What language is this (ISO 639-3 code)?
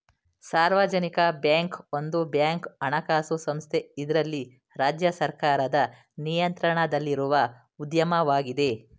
kan